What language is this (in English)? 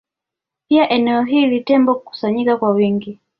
Swahili